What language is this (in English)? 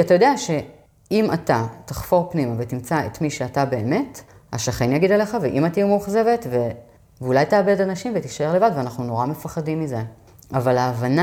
Hebrew